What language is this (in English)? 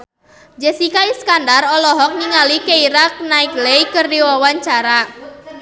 Sundanese